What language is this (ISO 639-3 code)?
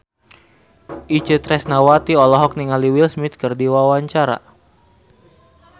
sun